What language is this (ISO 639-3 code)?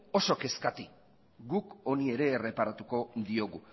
eus